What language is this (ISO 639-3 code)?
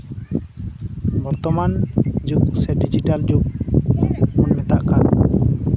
sat